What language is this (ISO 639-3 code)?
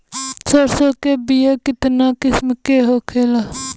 bho